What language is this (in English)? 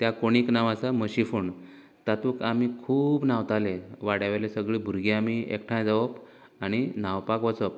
Konkani